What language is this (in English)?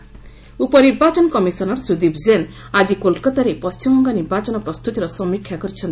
Odia